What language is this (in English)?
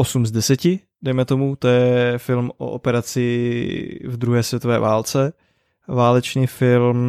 Czech